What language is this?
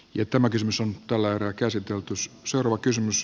Finnish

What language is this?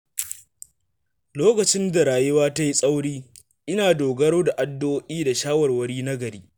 Hausa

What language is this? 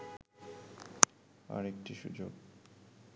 Bangla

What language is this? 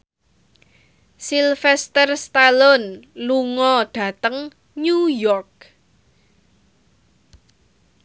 Javanese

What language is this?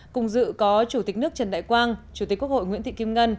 Vietnamese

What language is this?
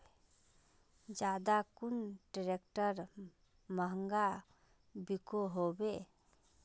Magahi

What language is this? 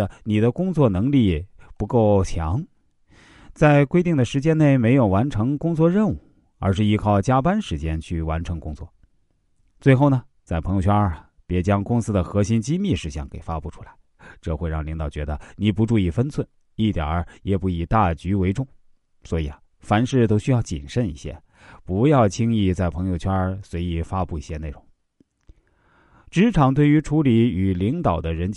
Chinese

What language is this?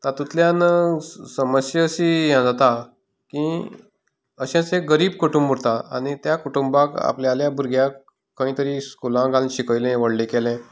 Konkani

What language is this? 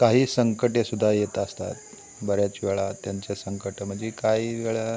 Marathi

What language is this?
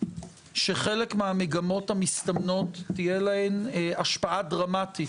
Hebrew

